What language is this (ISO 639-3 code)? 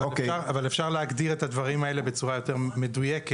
heb